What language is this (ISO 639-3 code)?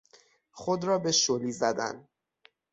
fas